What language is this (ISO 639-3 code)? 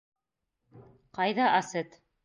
bak